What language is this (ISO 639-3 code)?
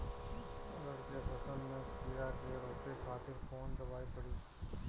bho